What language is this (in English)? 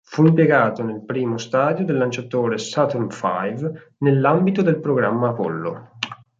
Italian